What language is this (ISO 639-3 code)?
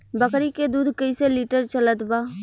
bho